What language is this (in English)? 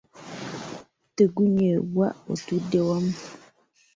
Ganda